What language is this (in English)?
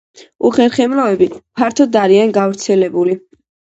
Georgian